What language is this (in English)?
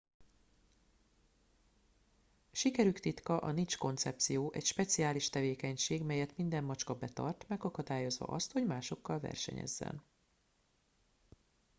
Hungarian